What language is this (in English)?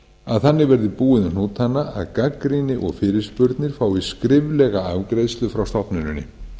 Icelandic